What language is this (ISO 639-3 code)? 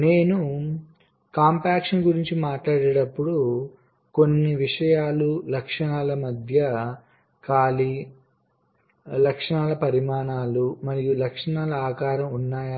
tel